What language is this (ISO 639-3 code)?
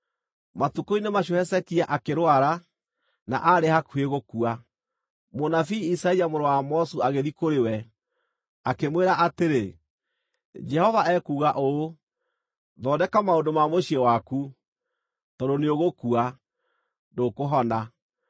kik